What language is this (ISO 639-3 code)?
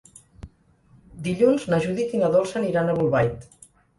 cat